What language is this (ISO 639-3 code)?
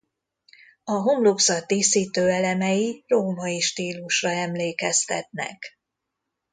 hun